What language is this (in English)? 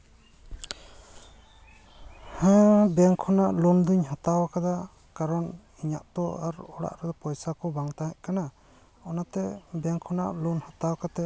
Santali